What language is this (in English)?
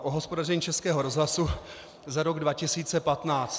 Czech